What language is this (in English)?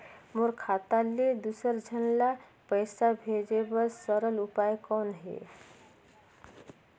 Chhattisgarhi